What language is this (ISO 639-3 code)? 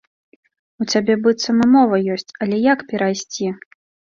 bel